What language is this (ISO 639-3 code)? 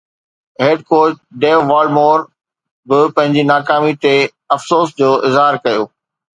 snd